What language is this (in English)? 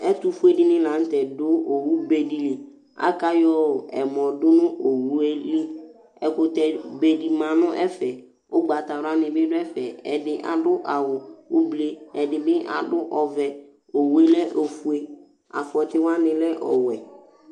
Ikposo